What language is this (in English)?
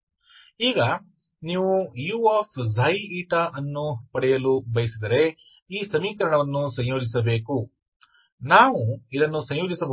Kannada